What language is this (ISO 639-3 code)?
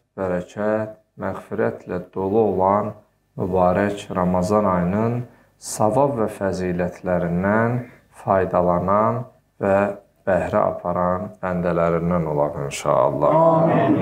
tur